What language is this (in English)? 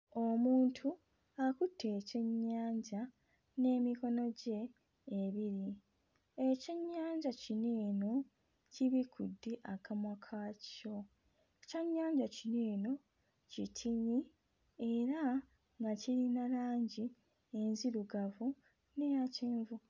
Ganda